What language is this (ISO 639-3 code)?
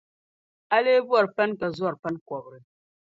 dag